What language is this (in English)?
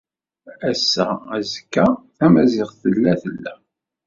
Kabyle